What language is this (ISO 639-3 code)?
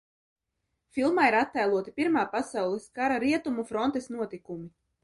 lav